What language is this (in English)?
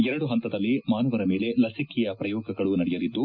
Kannada